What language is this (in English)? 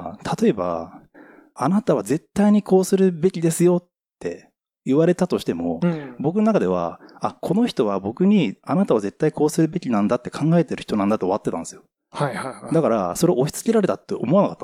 Japanese